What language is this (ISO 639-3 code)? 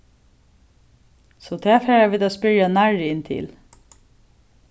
fao